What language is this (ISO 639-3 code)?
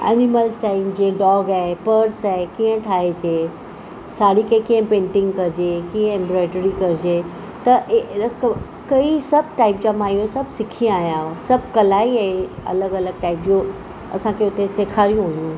snd